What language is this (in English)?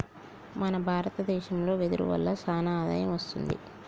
Telugu